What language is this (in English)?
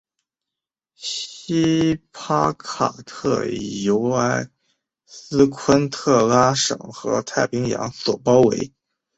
Chinese